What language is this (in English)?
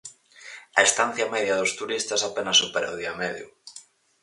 Galician